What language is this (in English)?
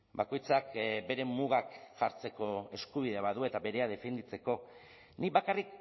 Basque